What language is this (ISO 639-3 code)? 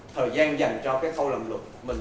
vie